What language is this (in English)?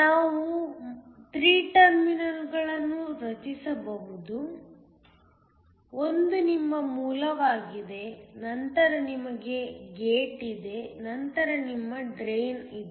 Kannada